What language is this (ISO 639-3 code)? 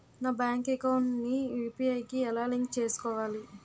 tel